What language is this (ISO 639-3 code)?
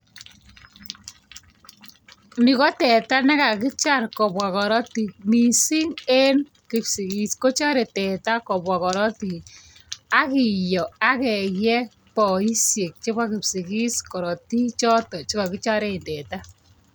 kln